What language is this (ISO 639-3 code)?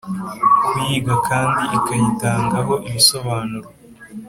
kin